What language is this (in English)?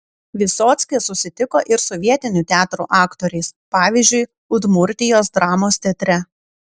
Lithuanian